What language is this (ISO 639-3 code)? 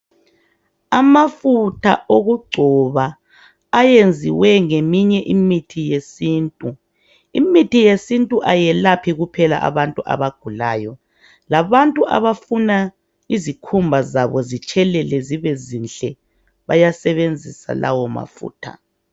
nde